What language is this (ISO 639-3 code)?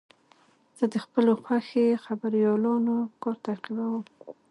pus